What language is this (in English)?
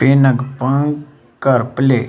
Kashmiri